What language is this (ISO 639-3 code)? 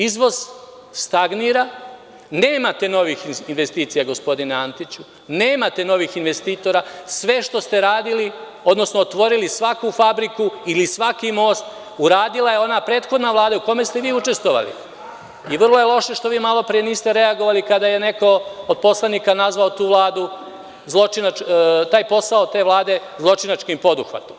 srp